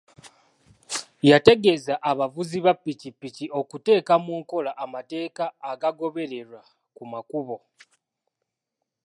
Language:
Ganda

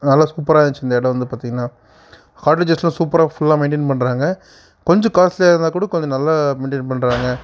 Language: Tamil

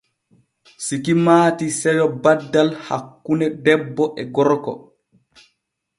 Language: Borgu Fulfulde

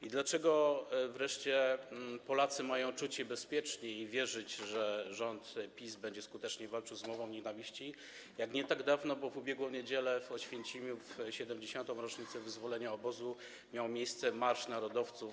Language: Polish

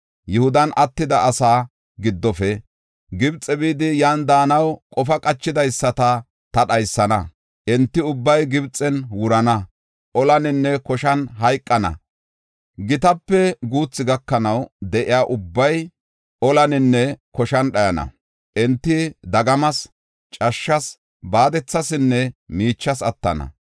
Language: Gofa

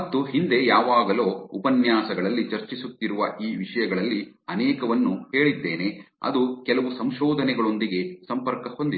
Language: Kannada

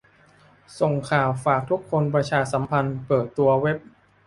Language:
Thai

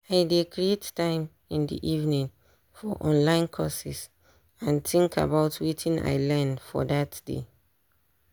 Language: Nigerian Pidgin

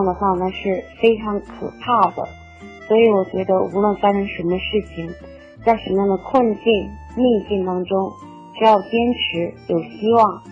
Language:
Chinese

